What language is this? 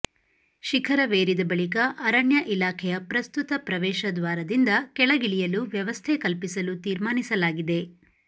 Kannada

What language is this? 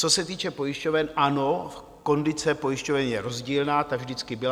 Czech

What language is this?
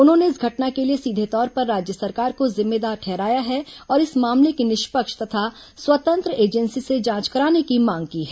Hindi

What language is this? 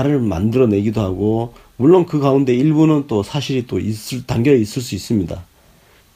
Korean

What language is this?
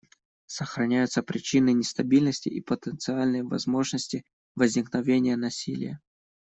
Russian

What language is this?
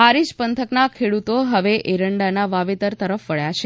Gujarati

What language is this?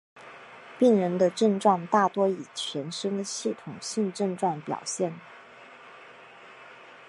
Chinese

